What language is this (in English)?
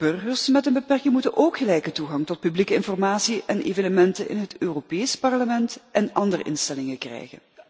Dutch